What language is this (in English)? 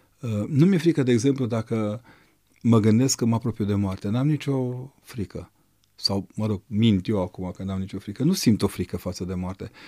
Romanian